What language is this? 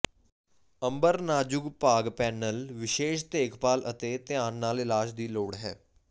Punjabi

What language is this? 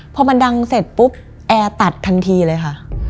Thai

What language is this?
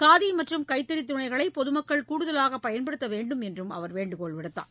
Tamil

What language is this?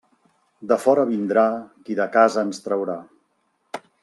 Catalan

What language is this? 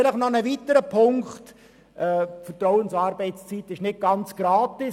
Swiss German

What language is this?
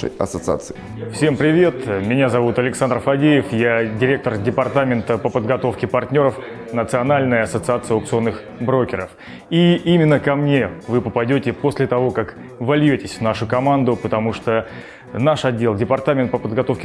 Russian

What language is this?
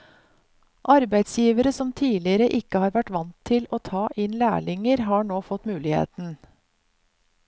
Norwegian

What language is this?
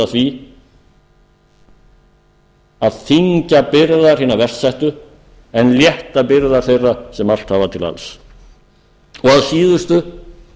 Icelandic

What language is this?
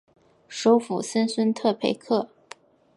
Chinese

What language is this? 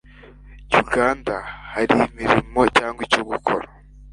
Kinyarwanda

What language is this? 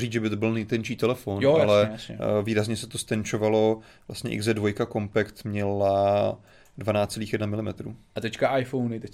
Czech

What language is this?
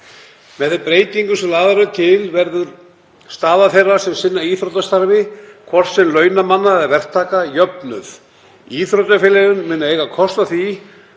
Icelandic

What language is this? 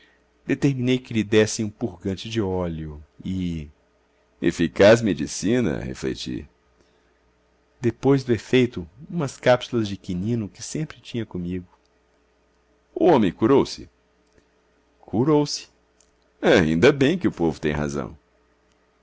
Portuguese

